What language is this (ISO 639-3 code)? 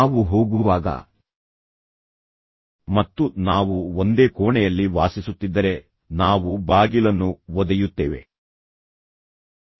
kan